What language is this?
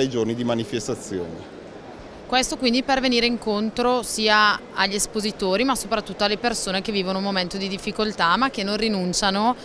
Italian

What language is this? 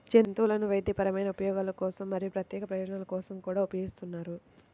Telugu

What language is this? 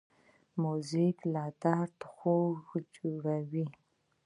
Pashto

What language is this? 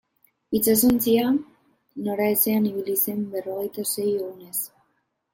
Basque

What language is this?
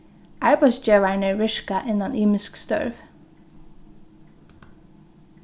Faroese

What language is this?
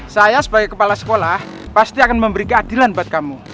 Indonesian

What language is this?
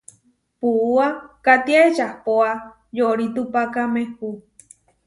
Huarijio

